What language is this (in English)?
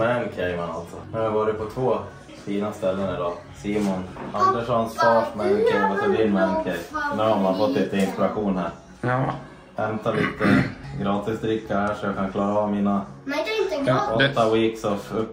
Swedish